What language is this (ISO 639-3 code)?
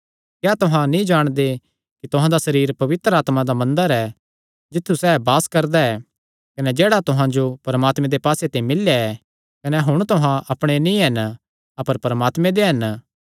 xnr